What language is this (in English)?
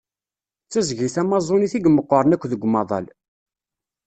Kabyle